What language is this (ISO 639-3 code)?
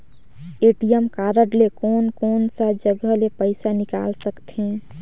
hne